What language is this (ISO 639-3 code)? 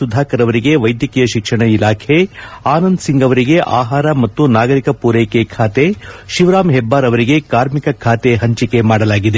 kan